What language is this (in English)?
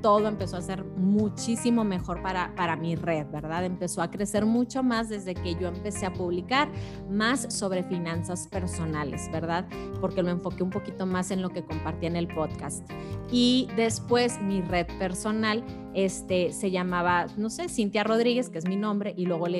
Spanish